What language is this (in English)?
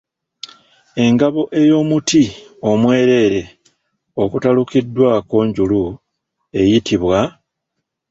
Ganda